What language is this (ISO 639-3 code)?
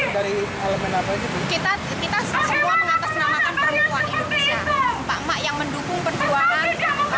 ind